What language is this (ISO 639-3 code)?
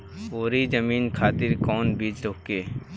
bho